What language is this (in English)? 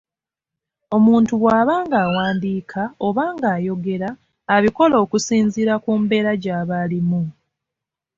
Ganda